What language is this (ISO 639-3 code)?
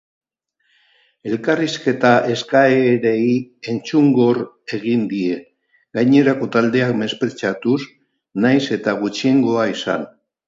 eus